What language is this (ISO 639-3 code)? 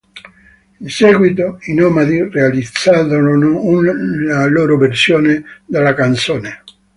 ita